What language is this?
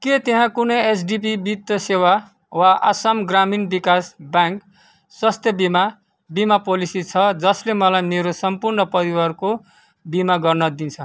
Nepali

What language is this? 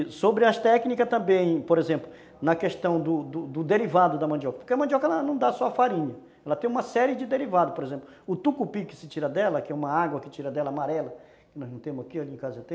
Portuguese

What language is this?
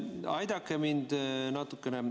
Estonian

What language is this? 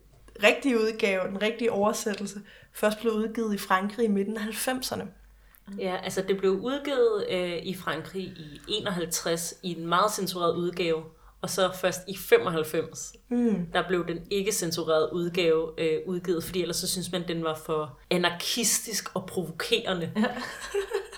Danish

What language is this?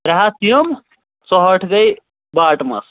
Kashmiri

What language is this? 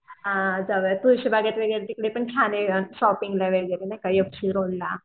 Marathi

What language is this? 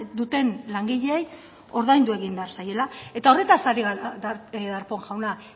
Basque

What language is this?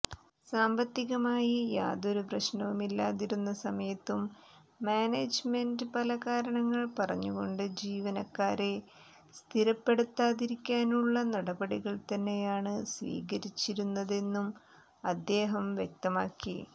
Malayalam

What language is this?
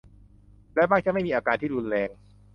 Thai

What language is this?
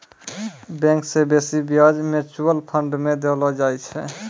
Maithili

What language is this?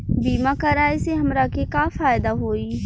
Bhojpuri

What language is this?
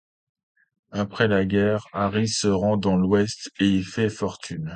French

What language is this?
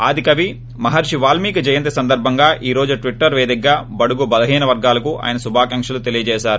Telugu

